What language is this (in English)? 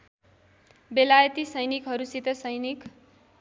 Nepali